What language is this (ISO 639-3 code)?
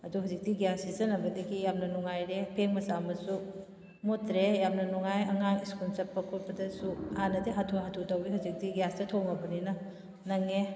mni